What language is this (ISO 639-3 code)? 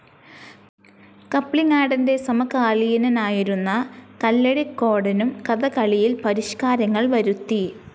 mal